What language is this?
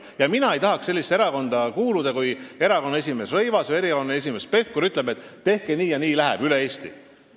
Estonian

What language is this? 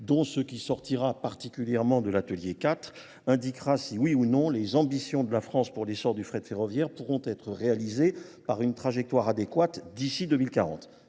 French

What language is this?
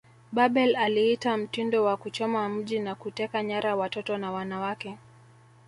Swahili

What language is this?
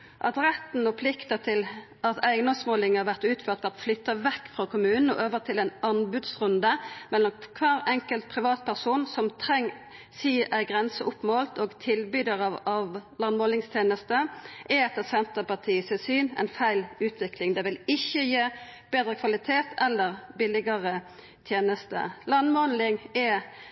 Norwegian Nynorsk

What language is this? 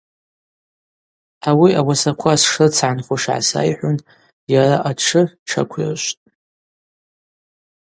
Abaza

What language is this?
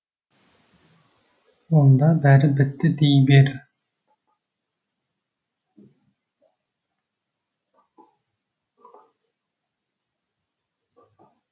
Kazakh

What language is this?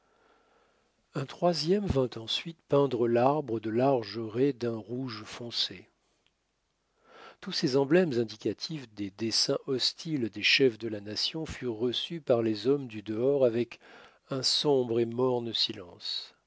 French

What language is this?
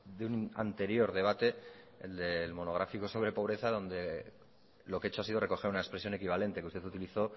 Spanish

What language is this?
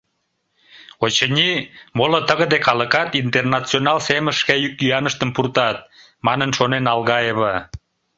Mari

